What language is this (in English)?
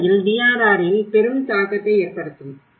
Tamil